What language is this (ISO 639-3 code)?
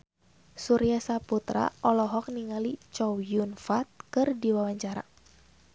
sun